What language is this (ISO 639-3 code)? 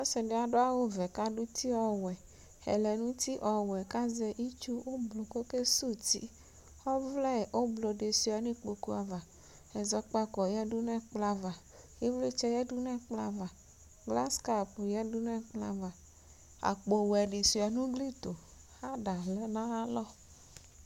kpo